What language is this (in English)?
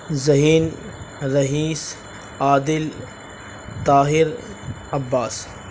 Urdu